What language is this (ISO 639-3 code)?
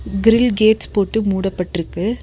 tam